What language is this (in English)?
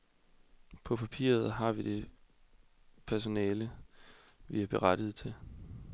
Danish